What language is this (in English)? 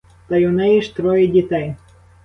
Ukrainian